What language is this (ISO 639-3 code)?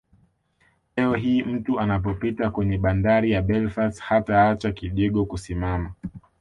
swa